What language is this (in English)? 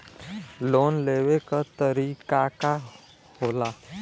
Bhojpuri